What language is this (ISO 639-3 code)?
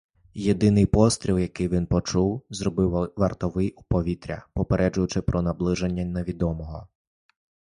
ukr